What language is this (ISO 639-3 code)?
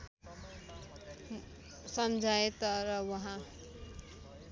nep